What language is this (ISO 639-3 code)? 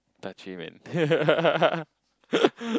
eng